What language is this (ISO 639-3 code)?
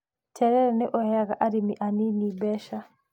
kik